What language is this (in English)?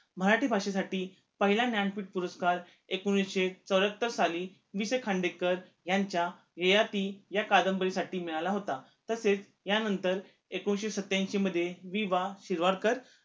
Marathi